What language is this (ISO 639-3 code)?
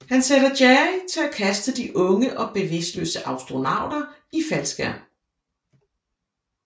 dan